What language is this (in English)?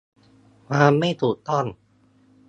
Thai